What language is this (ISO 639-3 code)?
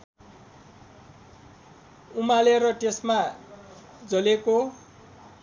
nep